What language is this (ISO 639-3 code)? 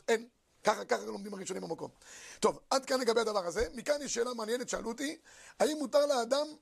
heb